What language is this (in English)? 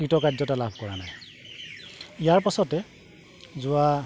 Assamese